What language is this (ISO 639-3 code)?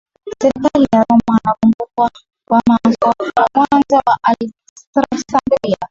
swa